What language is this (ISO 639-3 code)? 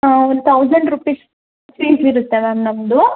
kan